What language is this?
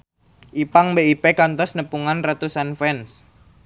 Sundanese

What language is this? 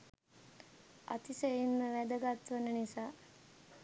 Sinhala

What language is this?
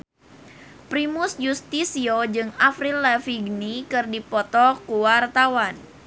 Sundanese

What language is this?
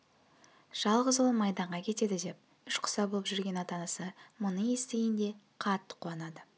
Kazakh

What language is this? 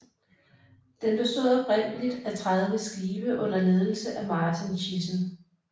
Danish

